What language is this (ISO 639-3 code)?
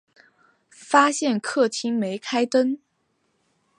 zho